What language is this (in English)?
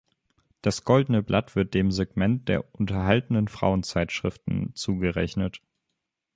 German